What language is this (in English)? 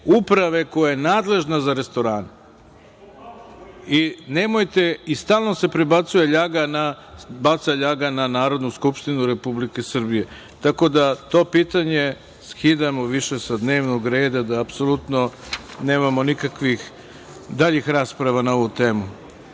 Serbian